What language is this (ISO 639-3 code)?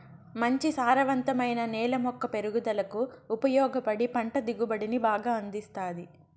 tel